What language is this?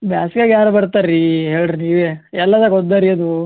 Kannada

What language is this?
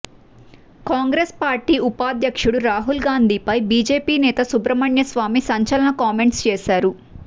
Telugu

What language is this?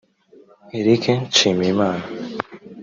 Kinyarwanda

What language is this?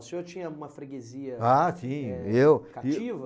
Portuguese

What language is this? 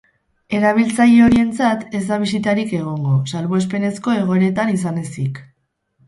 Basque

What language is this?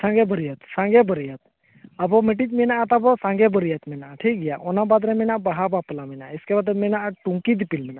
Santali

